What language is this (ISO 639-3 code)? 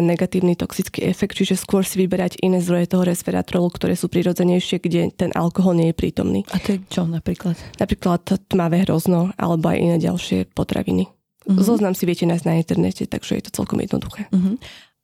slk